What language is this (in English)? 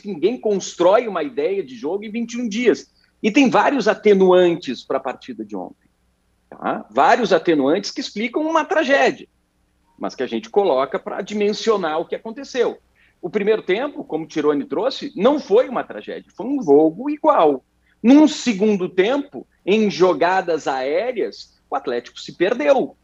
Portuguese